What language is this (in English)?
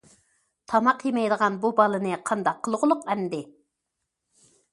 Uyghur